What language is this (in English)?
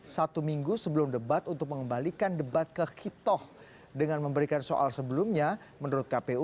Indonesian